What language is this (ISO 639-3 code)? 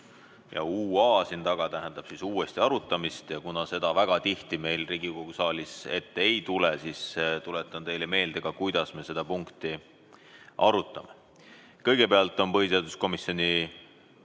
est